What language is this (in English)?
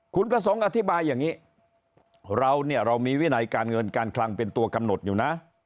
Thai